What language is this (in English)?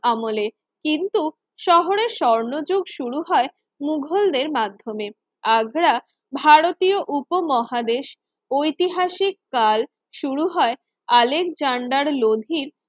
Bangla